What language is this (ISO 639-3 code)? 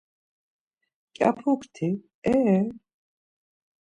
lzz